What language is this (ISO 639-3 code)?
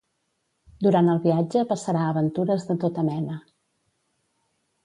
cat